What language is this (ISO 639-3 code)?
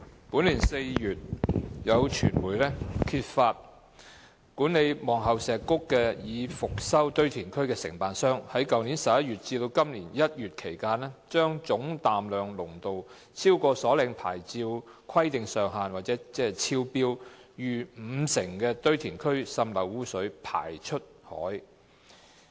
yue